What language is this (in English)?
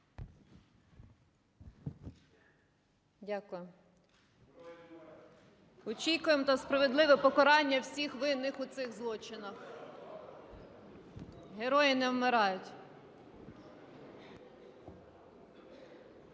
Ukrainian